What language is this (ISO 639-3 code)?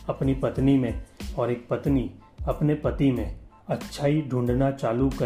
hin